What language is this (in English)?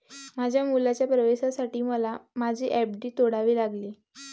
Marathi